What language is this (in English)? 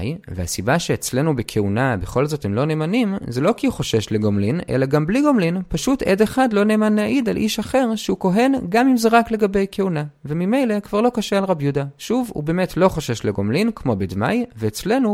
Hebrew